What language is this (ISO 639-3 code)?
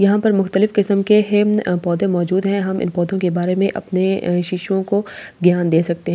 hin